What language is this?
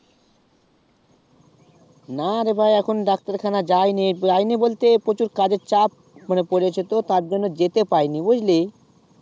Bangla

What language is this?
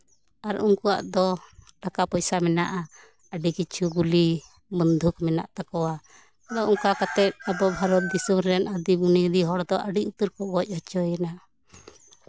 Santali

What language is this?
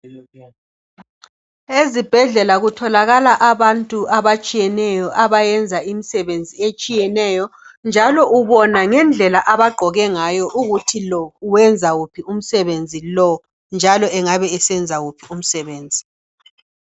North Ndebele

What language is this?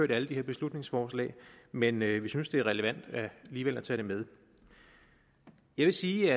Danish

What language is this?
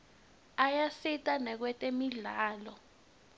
Swati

